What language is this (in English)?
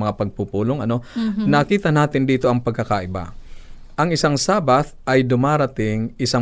Filipino